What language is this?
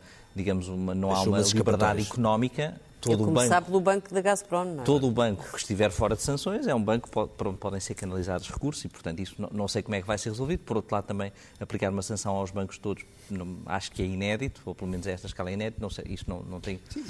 Portuguese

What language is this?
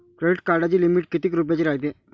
Marathi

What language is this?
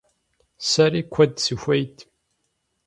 Kabardian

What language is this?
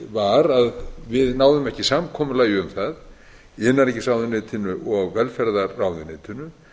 Icelandic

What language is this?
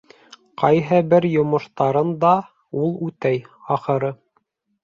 Bashkir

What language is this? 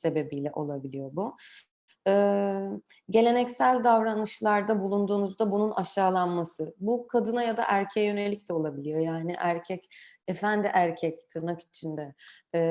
Turkish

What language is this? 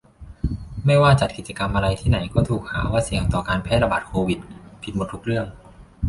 Thai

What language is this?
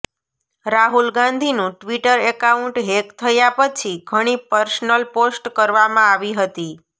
Gujarati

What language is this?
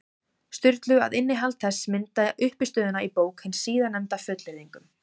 Icelandic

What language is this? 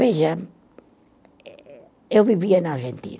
Portuguese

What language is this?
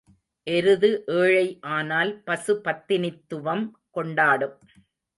Tamil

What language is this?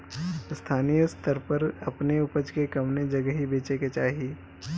Bhojpuri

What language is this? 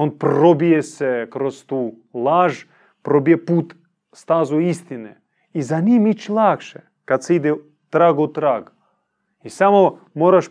Croatian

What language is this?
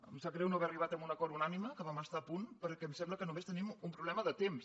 Catalan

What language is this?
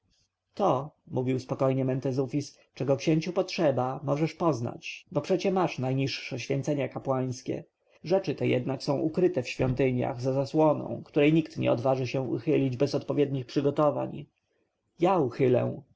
Polish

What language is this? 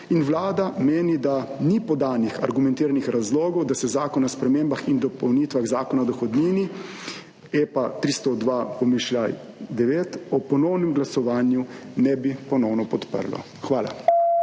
Slovenian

